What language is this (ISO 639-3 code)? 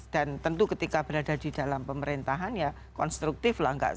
ind